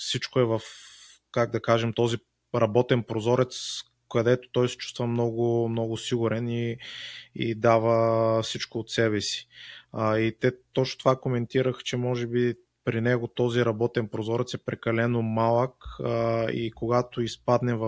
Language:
Bulgarian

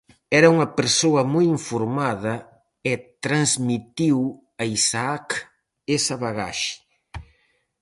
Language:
Galician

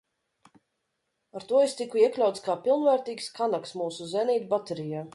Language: Latvian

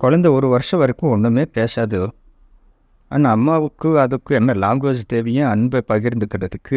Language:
Tamil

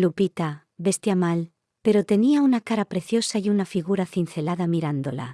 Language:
Spanish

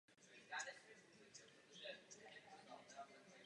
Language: Czech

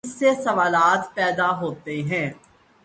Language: Urdu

